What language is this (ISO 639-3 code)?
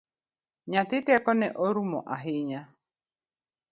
luo